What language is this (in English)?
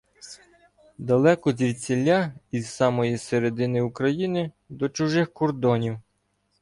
Ukrainian